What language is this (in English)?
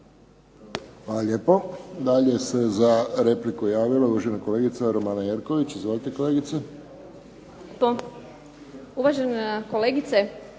Croatian